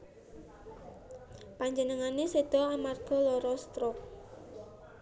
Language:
Javanese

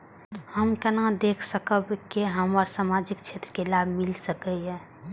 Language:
Maithili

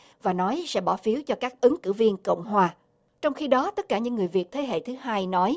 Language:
Vietnamese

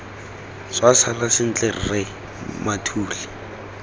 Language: Tswana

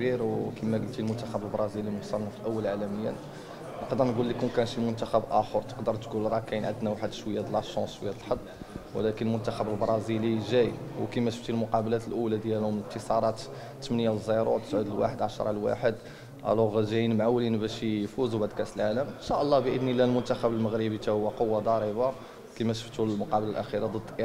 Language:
Arabic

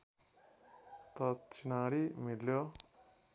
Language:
Nepali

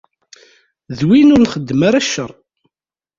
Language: Kabyle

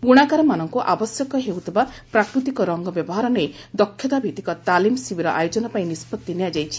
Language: Odia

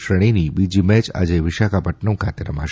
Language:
Gujarati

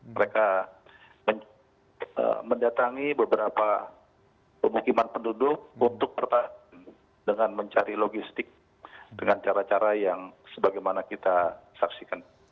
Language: Indonesian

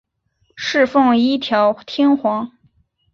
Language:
Chinese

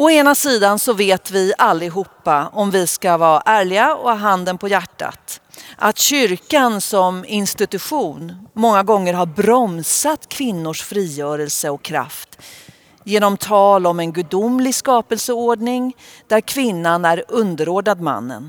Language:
Swedish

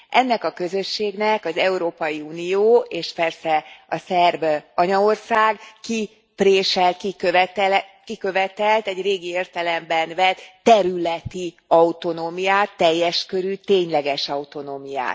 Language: Hungarian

